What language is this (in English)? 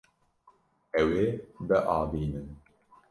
Kurdish